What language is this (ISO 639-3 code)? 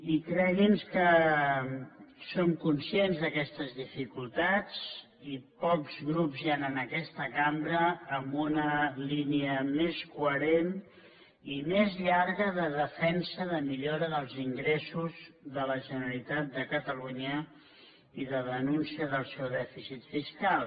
cat